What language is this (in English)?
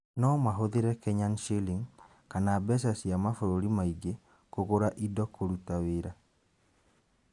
Kikuyu